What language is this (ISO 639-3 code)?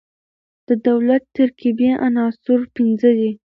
pus